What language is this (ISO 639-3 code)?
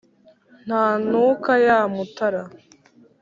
kin